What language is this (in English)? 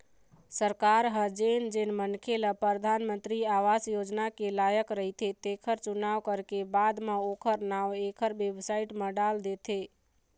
Chhattisgarhi